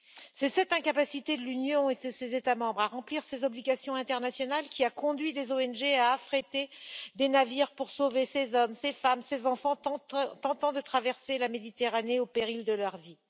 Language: French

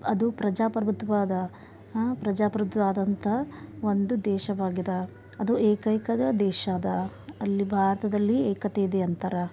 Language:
Kannada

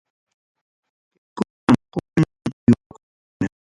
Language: Ayacucho Quechua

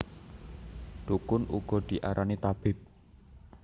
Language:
Javanese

